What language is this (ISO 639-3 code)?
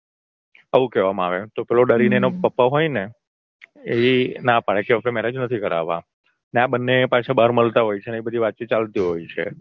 guj